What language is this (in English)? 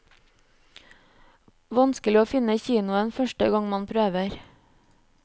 Norwegian